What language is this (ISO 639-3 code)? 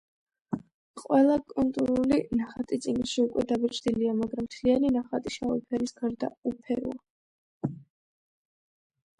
kat